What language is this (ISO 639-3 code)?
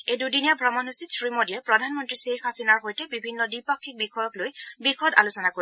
asm